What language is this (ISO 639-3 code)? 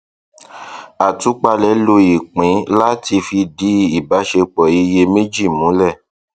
yor